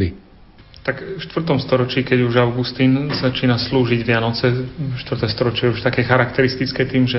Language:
Slovak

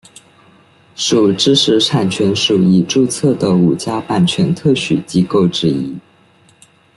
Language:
Chinese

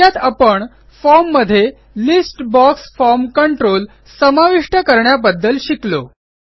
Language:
Marathi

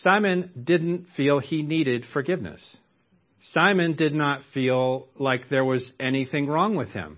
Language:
English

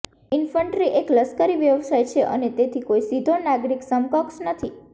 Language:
Gujarati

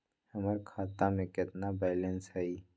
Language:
Magahi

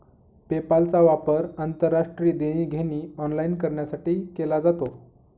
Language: Marathi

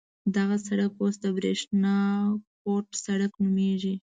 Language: Pashto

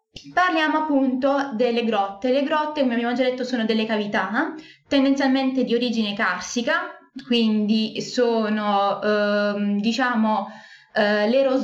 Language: Italian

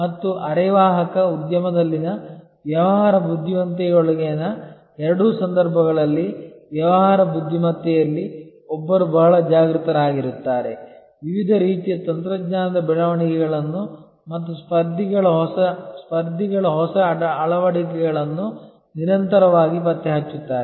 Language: Kannada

